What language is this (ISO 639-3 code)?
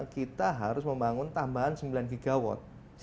ind